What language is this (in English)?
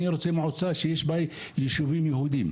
Hebrew